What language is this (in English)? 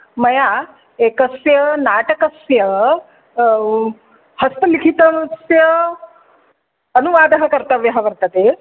Sanskrit